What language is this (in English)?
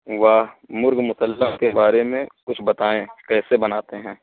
Urdu